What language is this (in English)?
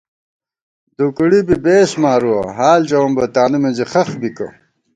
Gawar-Bati